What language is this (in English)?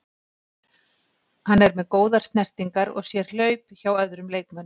Icelandic